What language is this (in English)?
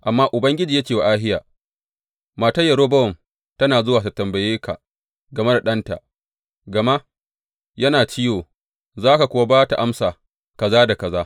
Hausa